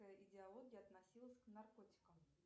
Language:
Russian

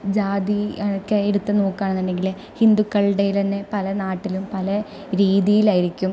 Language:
Malayalam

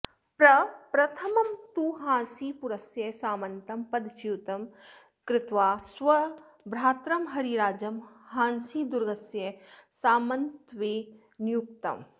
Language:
Sanskrit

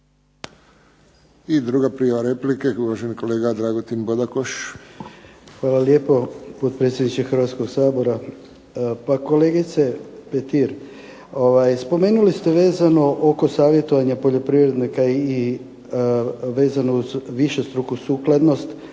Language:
Croatian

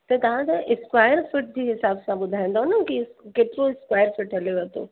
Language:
Sindhi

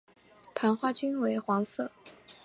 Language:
Chinese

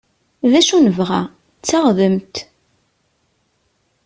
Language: Kabyle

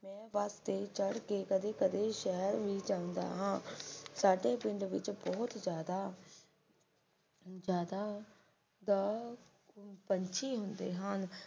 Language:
Punjabi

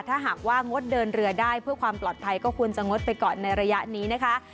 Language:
Thai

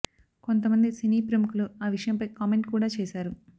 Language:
Telugu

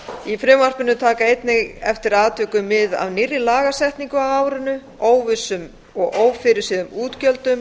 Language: Icelandic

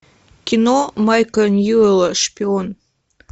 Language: Russian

